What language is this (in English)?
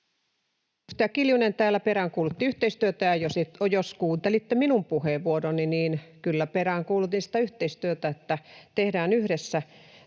Finnish